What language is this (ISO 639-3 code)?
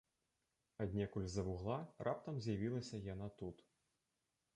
bel